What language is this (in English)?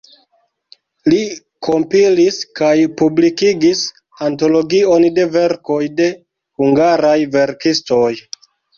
Esperanto